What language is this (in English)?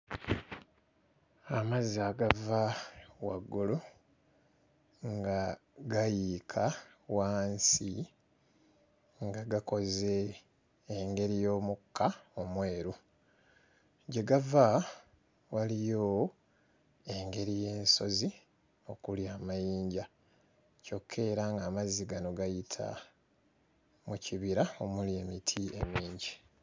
Ganda